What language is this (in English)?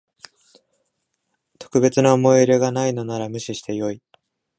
Japanese